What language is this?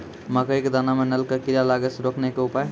Maithili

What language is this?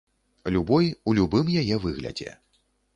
Belarusian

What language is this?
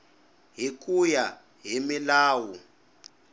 Tsonga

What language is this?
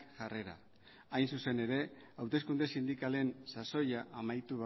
Basque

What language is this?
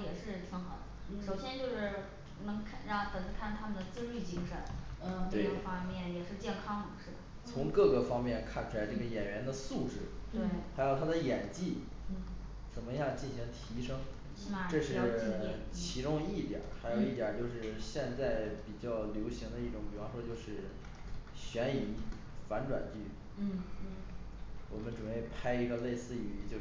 Chinese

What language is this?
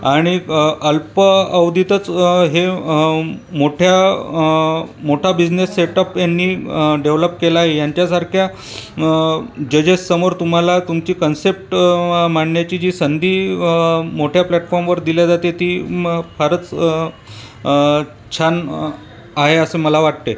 Marathi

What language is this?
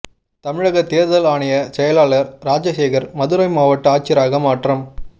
Tamil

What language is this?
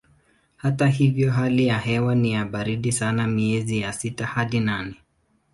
Swahili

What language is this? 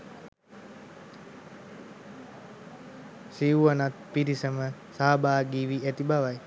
Sinhala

